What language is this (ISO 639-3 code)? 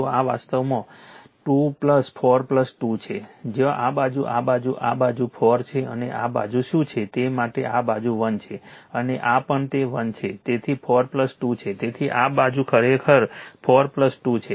guj